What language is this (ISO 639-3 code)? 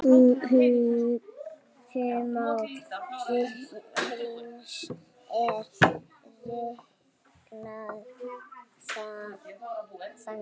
isl